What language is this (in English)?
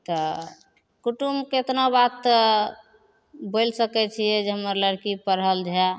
Maithili